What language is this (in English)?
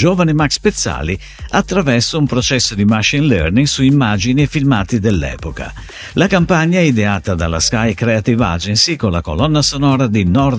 Italian